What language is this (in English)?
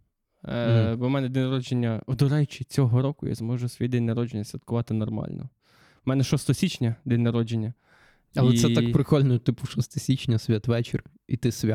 Ukrainian